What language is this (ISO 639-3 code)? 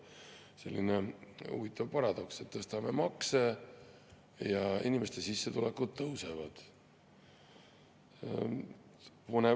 est